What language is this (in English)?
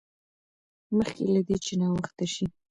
Pashto